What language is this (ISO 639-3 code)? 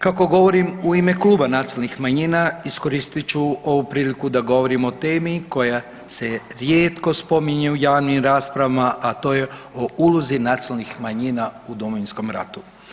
hrv